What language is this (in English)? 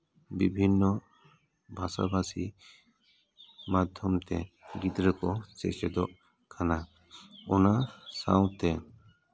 Santali